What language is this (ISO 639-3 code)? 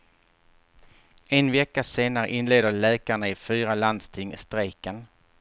swe